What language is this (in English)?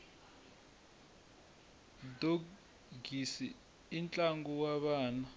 Tsonga